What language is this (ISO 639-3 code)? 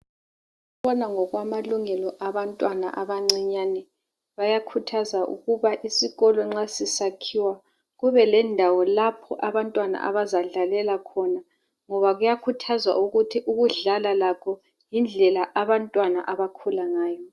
nde